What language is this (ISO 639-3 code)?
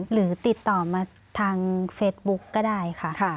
tha